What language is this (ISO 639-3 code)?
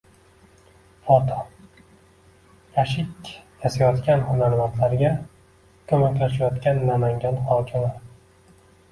uzb